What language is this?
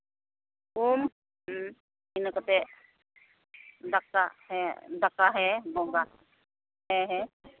Santali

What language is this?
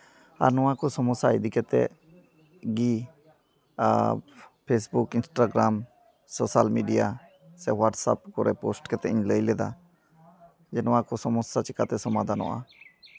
Santali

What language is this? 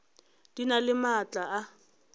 Northern Sotho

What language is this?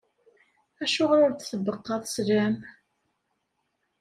Kabyle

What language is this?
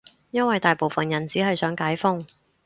Cantonese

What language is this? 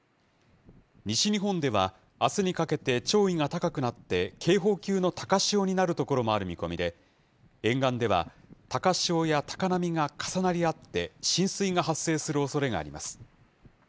Japanese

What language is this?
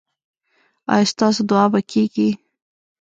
Pashto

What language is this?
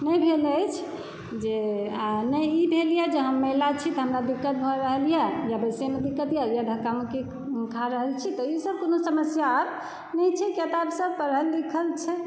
Maithili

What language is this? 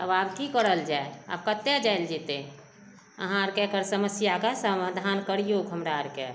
Maithili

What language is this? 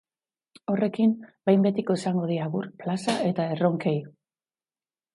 Basque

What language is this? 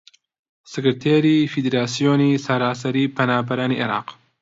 Central Kurdish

